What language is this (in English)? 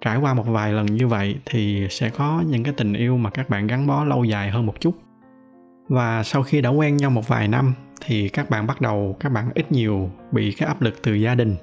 Vietnamese